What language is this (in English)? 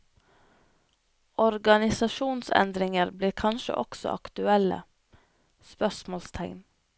Norwegian